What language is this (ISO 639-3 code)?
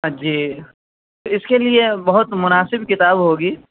urd